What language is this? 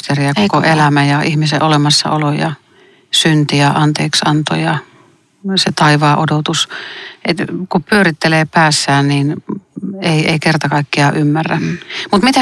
Finnish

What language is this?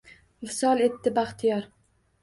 Uzbek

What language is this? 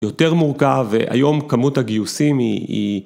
Hebrew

